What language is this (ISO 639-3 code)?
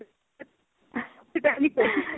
pan